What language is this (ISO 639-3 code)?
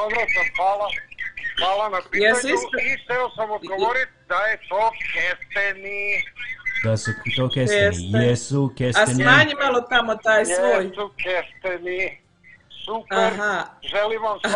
hrv